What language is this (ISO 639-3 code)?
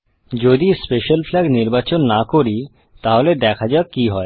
ben